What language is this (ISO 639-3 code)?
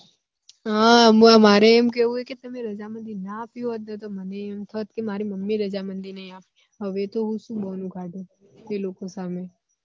guj